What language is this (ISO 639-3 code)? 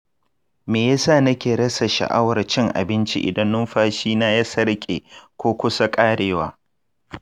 hau